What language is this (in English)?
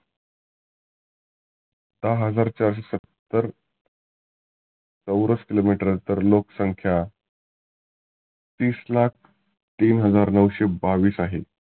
Marathi